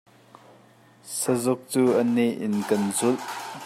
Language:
Hakha Chin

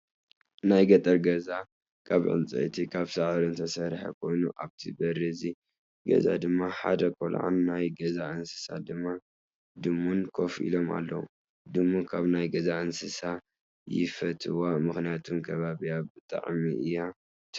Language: Tigrinya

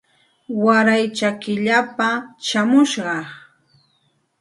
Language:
Santa Ana de Tusi Pasco Quechua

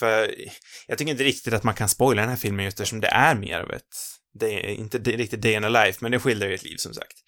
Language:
Swedish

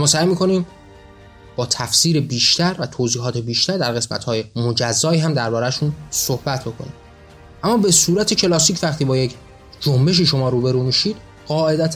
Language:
Persian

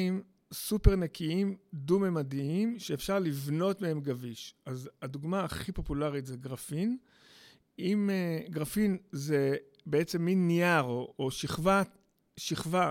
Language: Hebrew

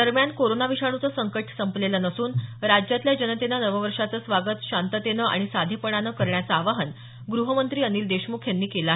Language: Marathi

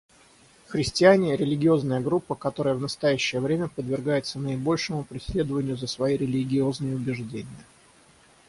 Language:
Russian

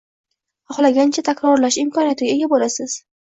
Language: Uzbek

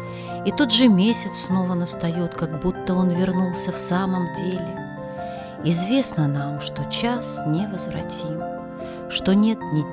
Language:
Russian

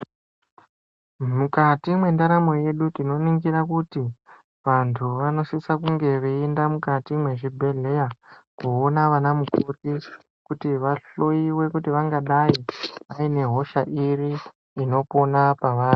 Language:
Ndau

